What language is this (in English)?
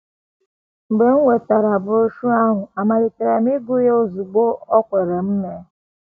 Igbo